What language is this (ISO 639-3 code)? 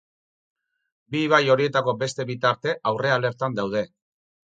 eus